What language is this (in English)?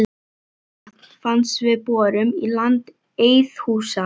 Icelandic